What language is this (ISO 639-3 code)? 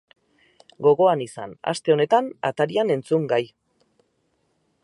eus